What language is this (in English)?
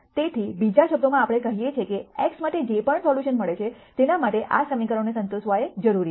Gujarati